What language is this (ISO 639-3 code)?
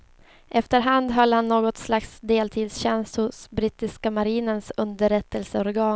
swe